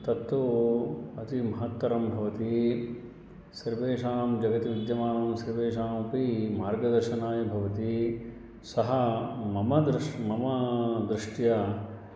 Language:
Sanskrit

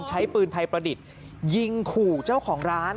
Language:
Thai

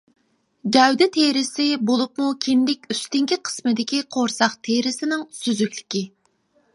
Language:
Uyghur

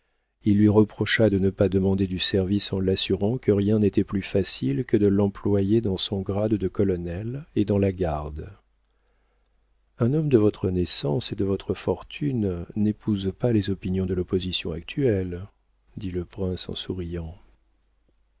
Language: French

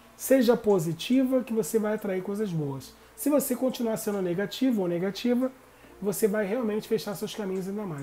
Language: Portuguese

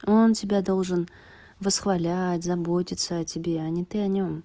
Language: Russian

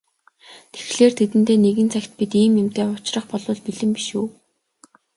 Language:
Mongolian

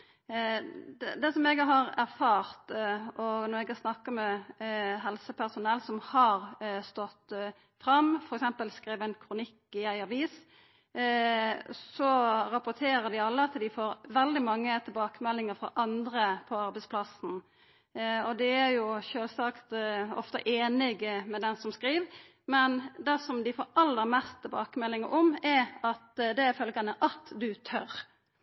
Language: Norwegian Nynorsk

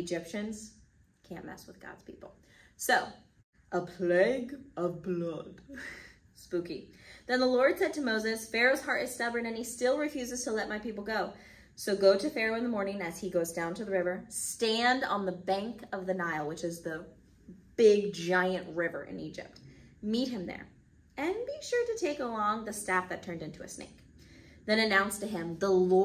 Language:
English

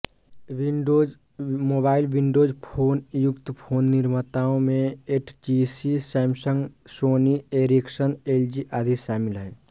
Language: Hindi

